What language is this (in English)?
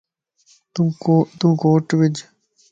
Lasi